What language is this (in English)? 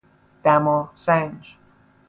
Persian